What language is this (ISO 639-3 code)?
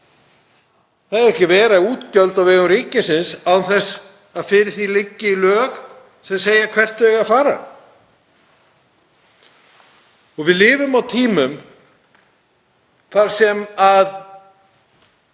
isl